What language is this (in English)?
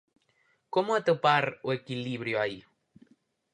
Galician